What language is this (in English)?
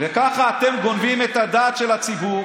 Hebrew